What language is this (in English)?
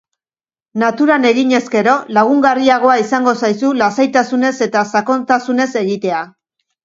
Basque